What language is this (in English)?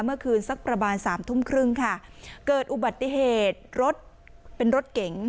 Thai